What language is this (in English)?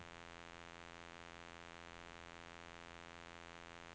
Norwegian